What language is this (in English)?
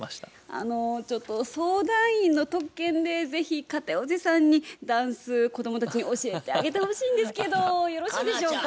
Japanese